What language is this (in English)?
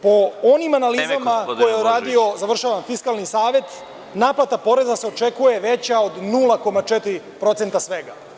Serbian